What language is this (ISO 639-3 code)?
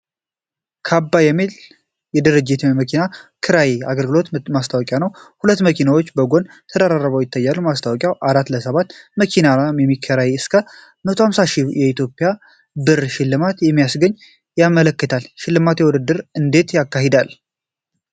amh